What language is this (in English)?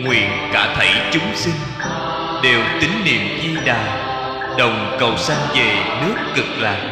Vietnamese